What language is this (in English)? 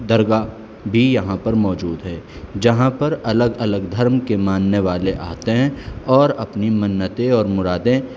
Urdu